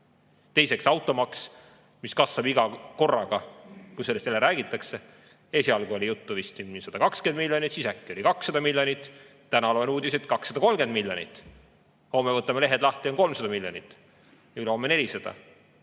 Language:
Estonian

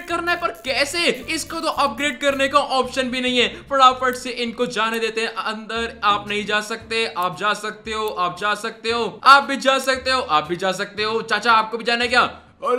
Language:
Hindi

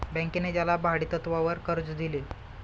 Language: Marathi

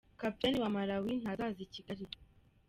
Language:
Kinyarwanda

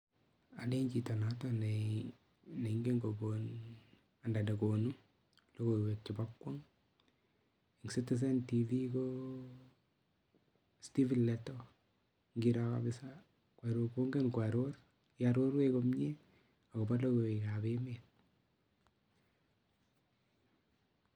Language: Kalenjin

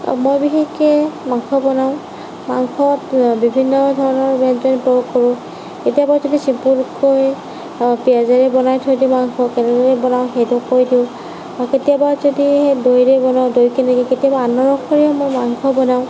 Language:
Assamese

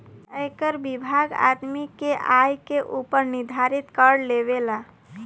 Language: Bhojpuri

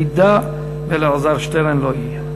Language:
Hebrew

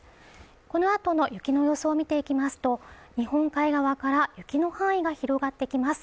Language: Japanese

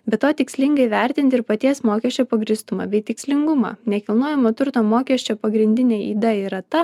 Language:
Lithuanian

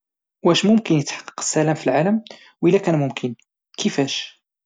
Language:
Moroccan Arabic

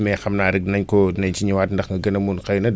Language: Wolof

